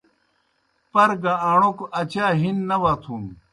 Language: Kohistani Shina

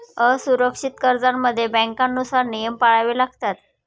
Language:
Marathi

